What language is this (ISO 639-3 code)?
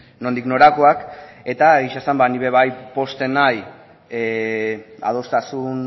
eus